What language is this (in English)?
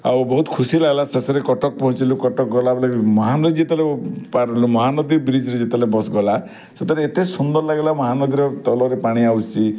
Odia